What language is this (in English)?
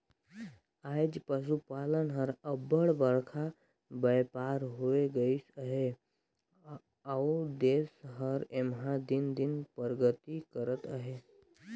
Chhattisgarhi